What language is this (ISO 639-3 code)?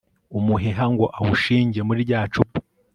kin